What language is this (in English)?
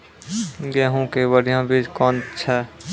Maithili